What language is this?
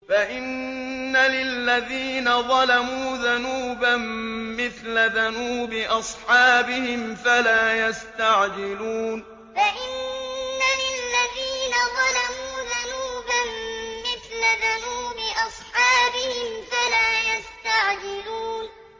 Arabic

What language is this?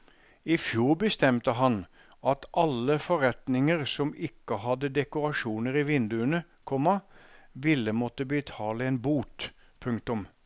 Norwegian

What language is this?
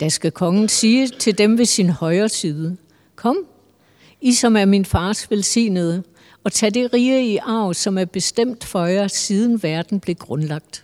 Danish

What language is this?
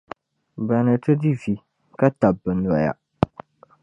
Dagbani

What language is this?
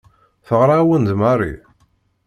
Kabyle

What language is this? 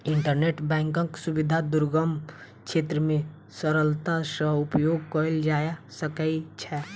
Maithili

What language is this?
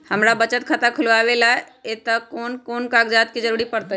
Magahi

